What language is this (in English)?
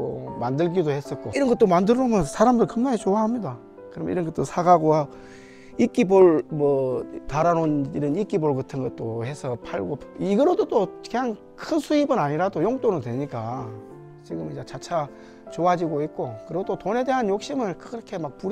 Korean